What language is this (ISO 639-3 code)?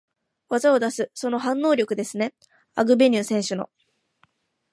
jpn